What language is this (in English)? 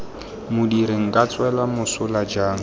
Tswana